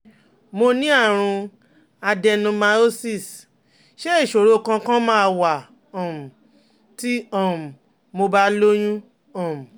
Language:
Yoruba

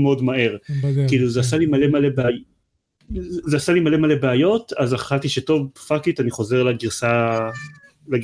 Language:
Hebrew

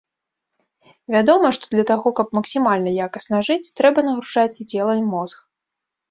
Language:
Belarusian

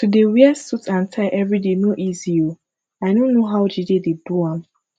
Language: Nigerian Pidgin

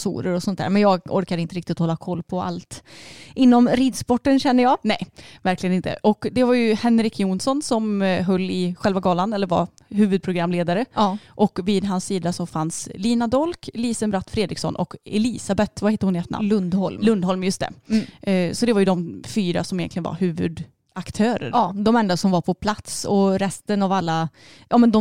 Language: Swedish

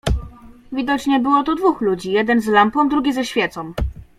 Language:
Polish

